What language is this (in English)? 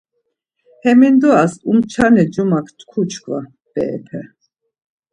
Laz